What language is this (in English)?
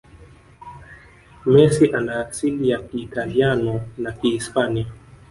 Swahili